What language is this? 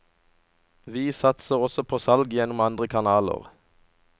Norwegian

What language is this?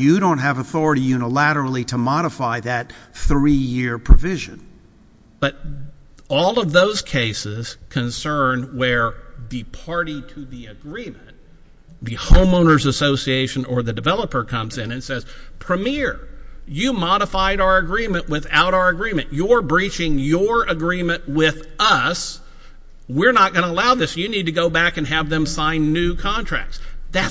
English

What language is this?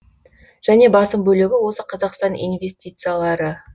Kazakh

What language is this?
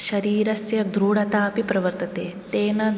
Sanskrit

